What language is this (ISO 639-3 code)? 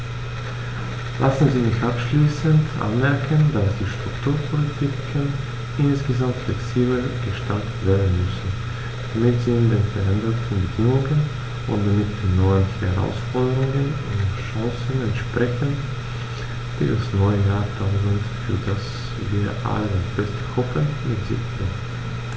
deu